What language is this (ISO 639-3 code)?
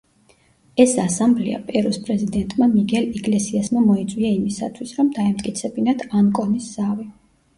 kat